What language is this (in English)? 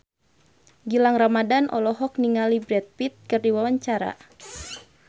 Sundanese